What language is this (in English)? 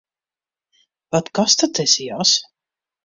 Western Frisian